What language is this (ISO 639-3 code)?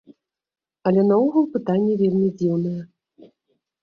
bel